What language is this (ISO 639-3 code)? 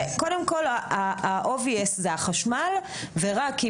heb